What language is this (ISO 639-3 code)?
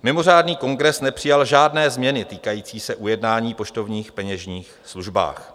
ces